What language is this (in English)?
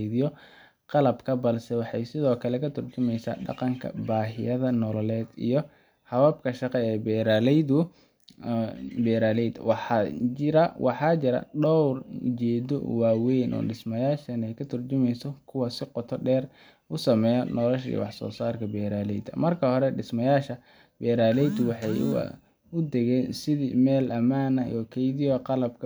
Somali